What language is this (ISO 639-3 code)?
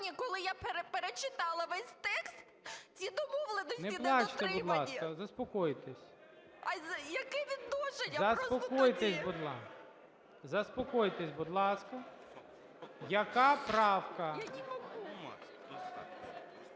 ukr